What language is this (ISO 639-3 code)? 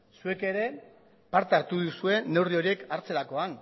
eus